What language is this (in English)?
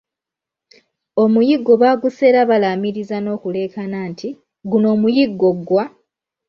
Ganda